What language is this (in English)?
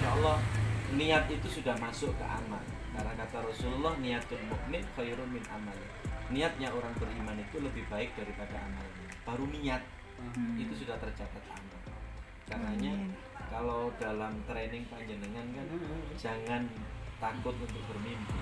Indonesian